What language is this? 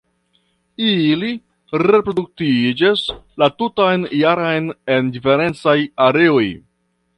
Esperanto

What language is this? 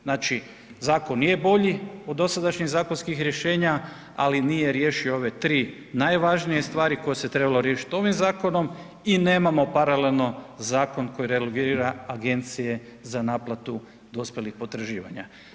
Croatian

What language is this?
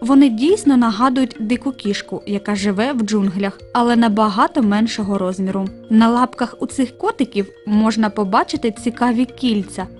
Ukrainian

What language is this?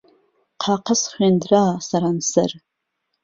Central Kurdish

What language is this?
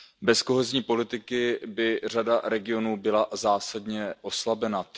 Czech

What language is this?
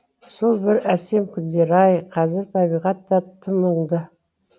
Kazakh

